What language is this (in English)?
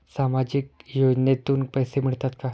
Marathi